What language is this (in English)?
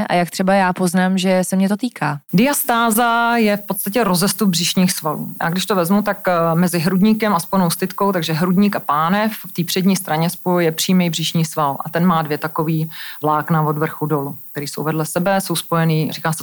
Czech